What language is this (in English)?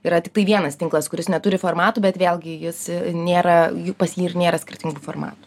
Lithuanian